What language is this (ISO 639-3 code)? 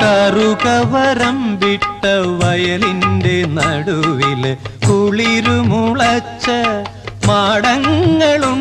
mal